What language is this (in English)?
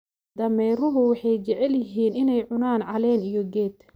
Somali